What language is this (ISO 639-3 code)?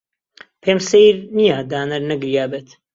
ckb